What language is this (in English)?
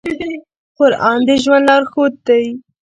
Pashto